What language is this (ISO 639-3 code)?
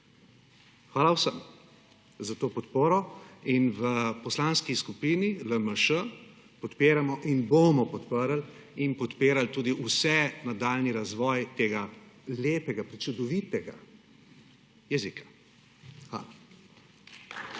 slv